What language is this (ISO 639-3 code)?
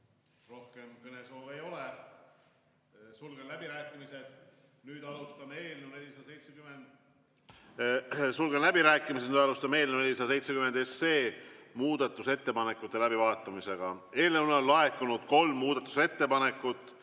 est